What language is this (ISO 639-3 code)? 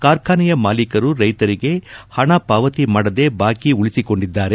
kan